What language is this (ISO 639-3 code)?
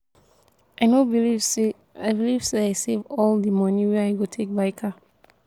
pcm